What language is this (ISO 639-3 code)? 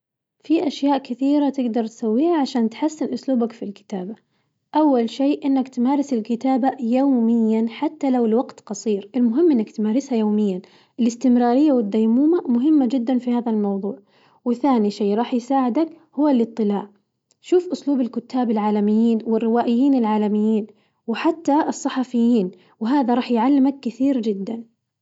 ars